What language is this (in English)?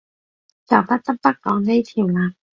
Cantonese